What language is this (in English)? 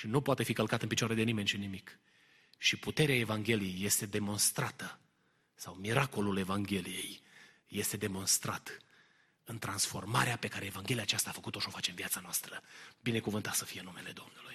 Romanian